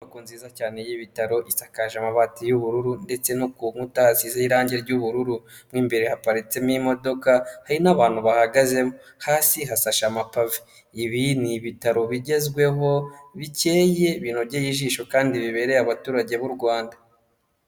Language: Kinyarwanda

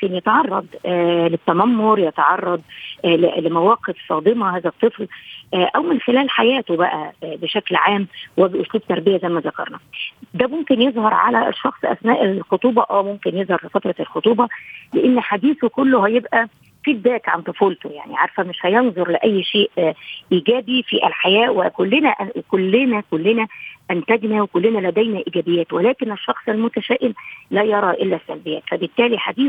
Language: Arabic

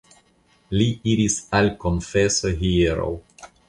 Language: Esperanto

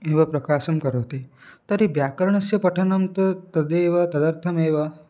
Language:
Sanskrit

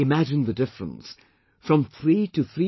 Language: English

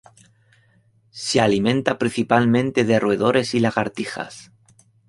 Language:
Spanish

